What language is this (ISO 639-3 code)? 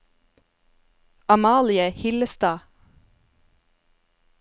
nor